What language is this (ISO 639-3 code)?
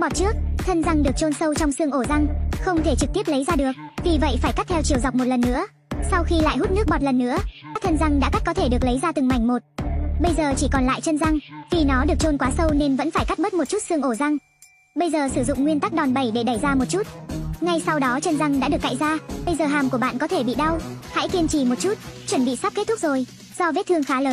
vie